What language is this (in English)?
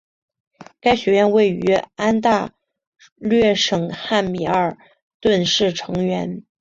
Chinese